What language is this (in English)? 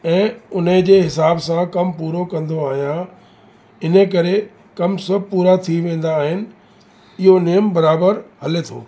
Sindhi